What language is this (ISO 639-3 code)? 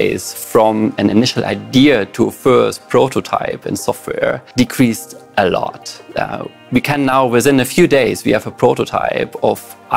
eng